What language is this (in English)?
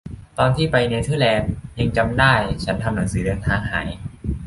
Thai